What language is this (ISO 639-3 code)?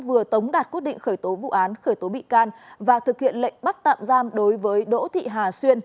vie